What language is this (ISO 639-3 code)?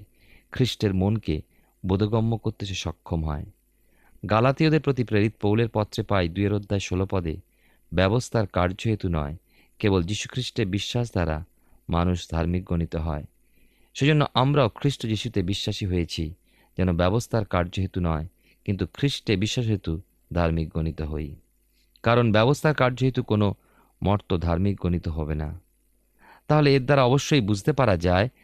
ben